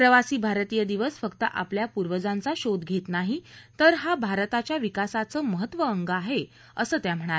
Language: Marathi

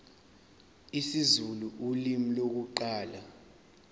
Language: Zulu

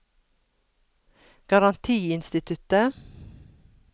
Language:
Norwegian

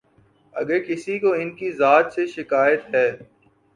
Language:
Urdu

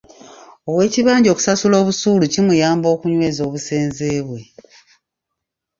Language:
Ganda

